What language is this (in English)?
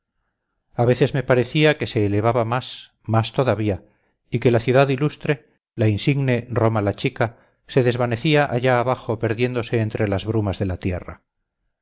Spanish